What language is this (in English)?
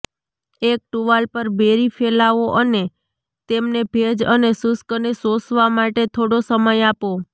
Gujarati